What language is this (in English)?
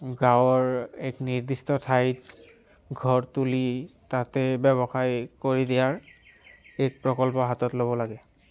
Assamese